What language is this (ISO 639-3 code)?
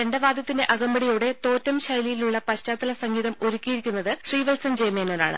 mal